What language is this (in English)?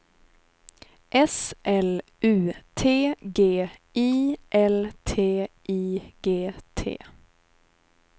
Swedish